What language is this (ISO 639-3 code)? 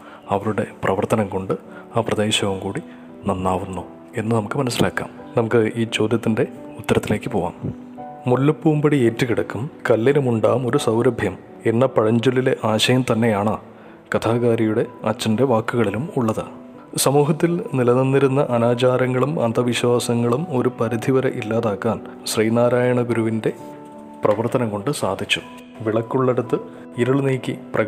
mal